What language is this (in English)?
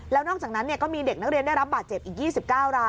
Thai